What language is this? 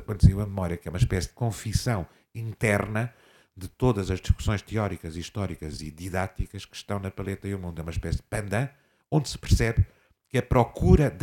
Portuguese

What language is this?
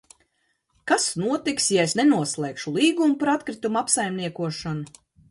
Latvian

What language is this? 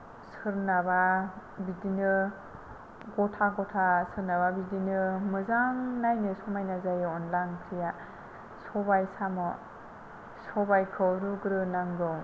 Bodo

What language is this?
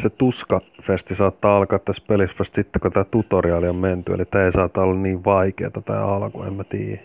Finnish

